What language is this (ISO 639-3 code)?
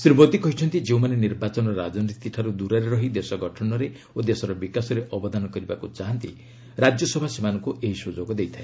ori